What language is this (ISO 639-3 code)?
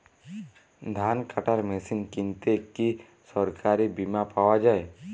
ben